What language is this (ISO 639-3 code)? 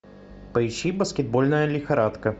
rus